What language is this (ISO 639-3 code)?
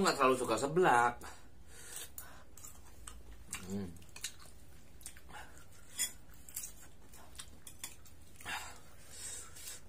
ind